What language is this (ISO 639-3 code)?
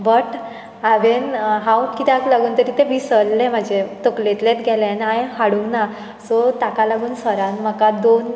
kok